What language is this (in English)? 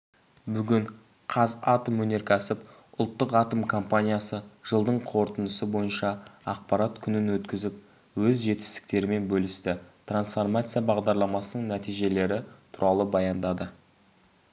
Kazakh